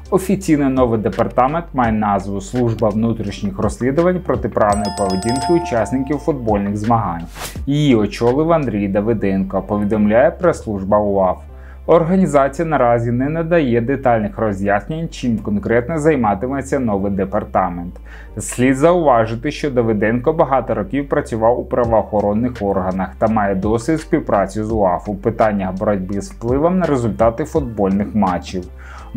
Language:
Ukrainian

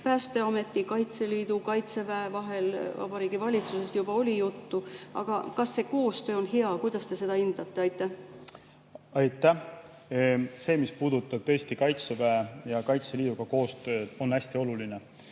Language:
Estonian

